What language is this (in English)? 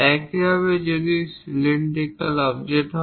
Bangla